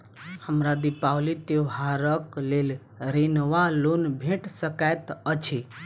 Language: Maithili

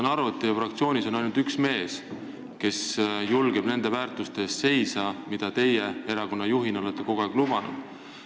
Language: Estonian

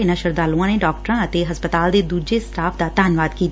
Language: Punjabi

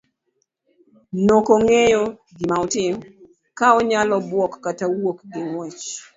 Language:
Luo (Kenya and Tanzania)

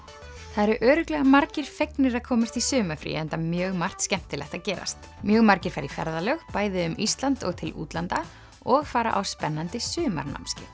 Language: Icelandic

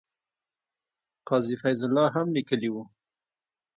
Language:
Pashto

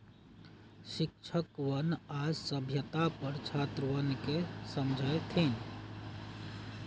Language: Magahi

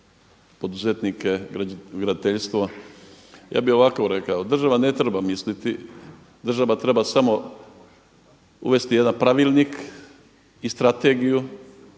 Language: Croatian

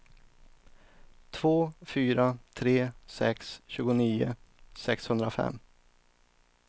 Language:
Swedish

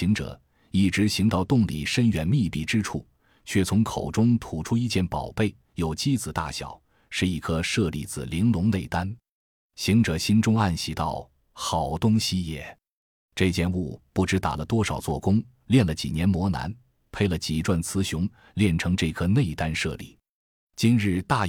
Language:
Chinese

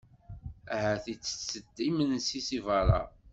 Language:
Kabyle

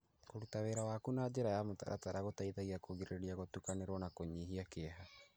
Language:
Kikuyu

